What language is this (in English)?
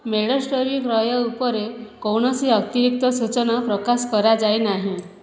Odia